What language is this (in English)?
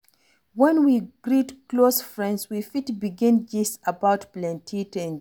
Nigerian Pidgin